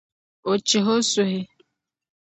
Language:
Dagbani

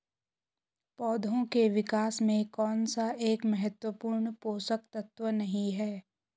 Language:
Hindi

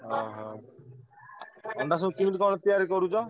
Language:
Odia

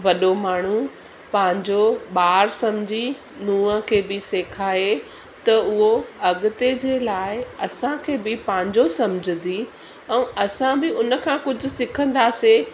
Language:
Sindhi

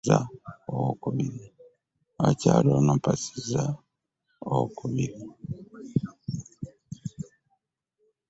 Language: Ganda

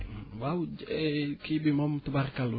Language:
Wolof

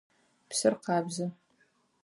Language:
Adyghe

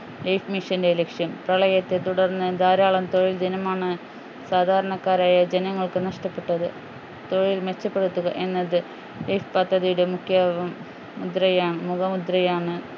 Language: Malayalam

